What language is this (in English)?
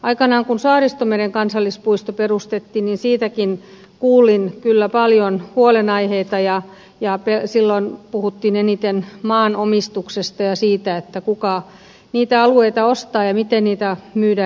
Finnish